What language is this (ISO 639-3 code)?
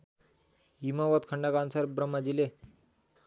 nep